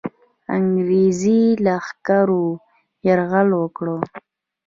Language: Pashto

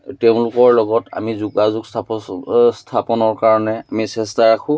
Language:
Assamese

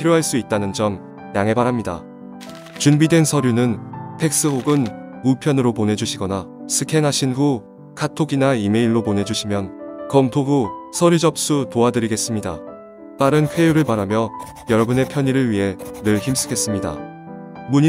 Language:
Korean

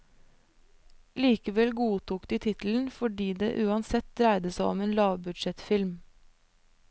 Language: Norwegian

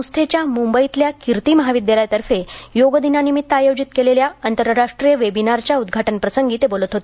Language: Marathi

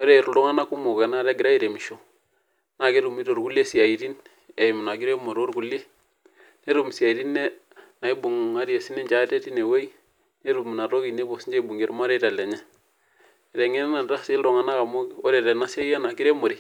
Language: Masai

